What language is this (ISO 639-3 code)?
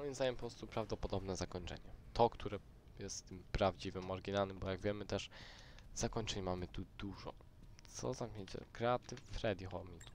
pol